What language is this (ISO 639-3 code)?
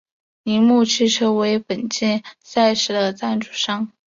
zho